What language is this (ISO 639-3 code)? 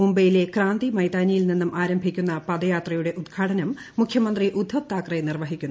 mal